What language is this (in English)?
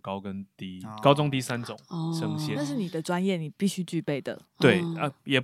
Chinese